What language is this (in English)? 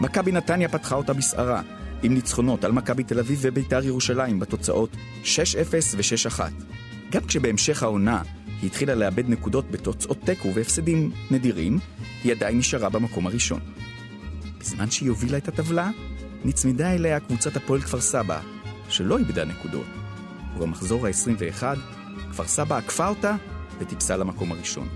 Hebrew